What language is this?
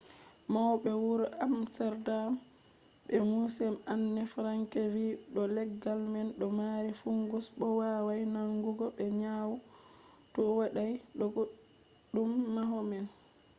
Fula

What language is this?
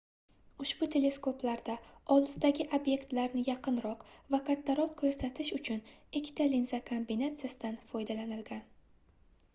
Uzbek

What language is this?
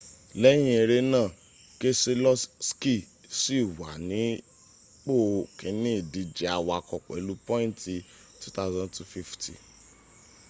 Yoruba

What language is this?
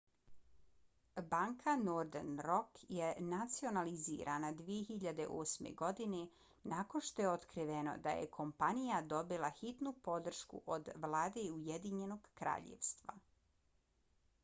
Bosnian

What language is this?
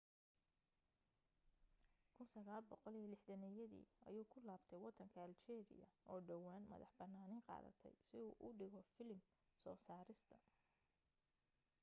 Somali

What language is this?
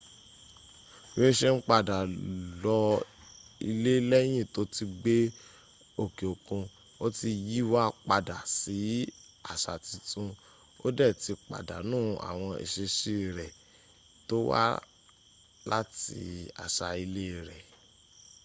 Yoruba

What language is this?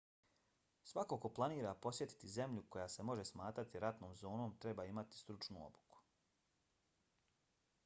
Bosnian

